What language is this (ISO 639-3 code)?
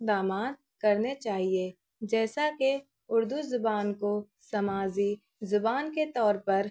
urd